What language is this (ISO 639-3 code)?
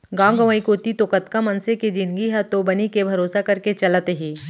hne